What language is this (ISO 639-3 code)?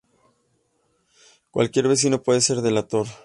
spa